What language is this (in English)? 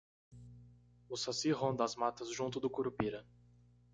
Portuguese